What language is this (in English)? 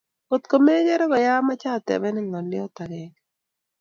Kalenjin